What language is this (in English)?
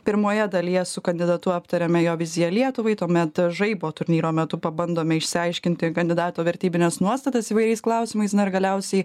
Lithuanian